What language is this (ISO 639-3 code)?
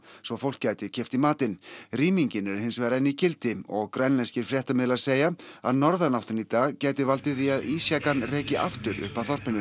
isl